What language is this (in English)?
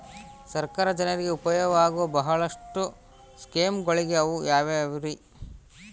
Kannada